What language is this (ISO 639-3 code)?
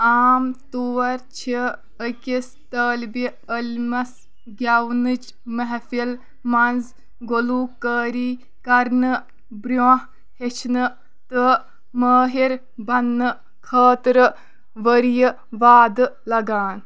kas